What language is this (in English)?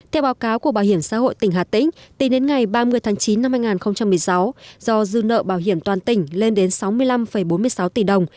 Vietnamese